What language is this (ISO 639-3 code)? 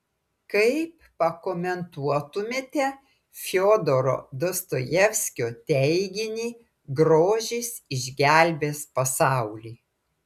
lit